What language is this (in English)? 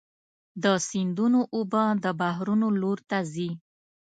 Pashto